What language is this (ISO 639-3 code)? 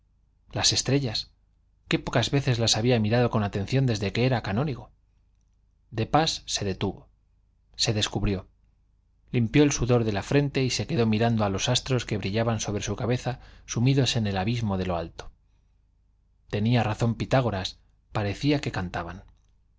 spa